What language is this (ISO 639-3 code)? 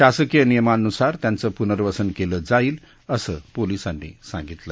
mar